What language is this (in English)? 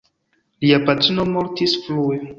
Esperanto